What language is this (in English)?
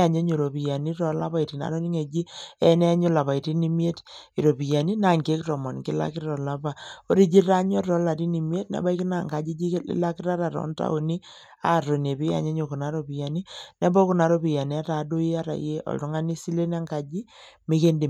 Masai